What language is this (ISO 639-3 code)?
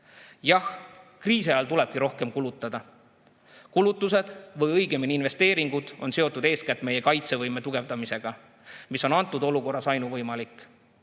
est